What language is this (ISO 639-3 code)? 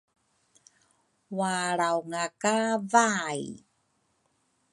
dru